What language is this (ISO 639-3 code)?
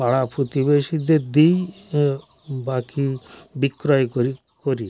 ben